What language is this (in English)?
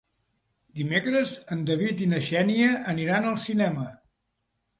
Catalan